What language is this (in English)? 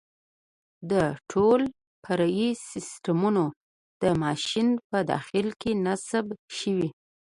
Pashto